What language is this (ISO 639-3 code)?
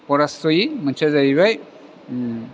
brx